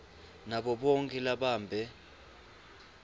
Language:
Swati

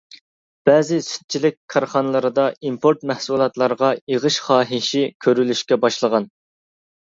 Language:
Uyghur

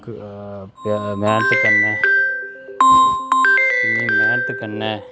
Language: Dogri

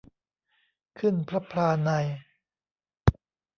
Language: Thai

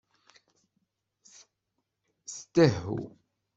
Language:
Kabyle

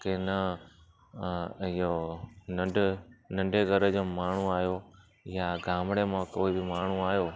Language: Sindhi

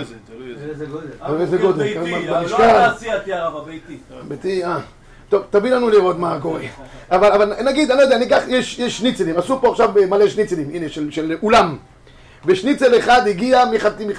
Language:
Hebrew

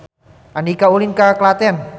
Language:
Sundanese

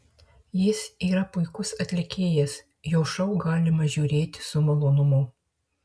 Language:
Lithuanian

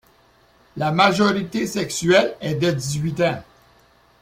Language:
French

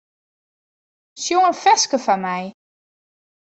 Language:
Western Frisian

